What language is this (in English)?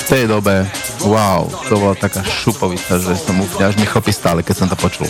Slovak